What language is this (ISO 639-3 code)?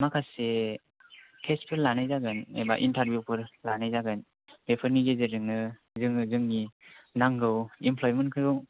brx